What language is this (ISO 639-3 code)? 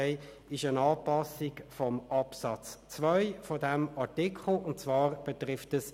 gsw